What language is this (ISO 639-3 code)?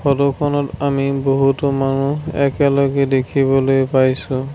asm